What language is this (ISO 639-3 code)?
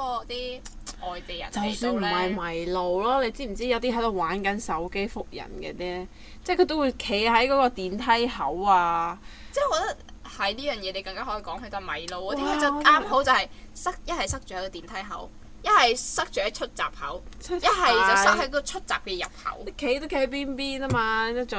zho